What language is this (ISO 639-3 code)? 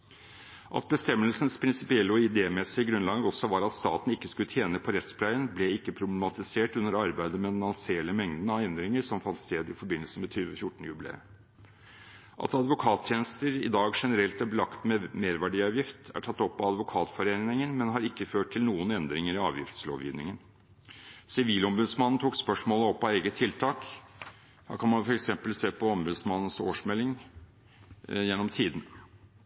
nob